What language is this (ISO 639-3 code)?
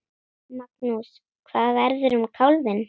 isl